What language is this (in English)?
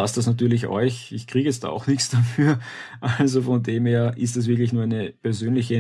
German